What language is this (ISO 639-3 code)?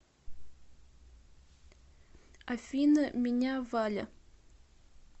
rus